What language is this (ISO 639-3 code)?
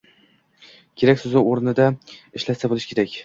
uzb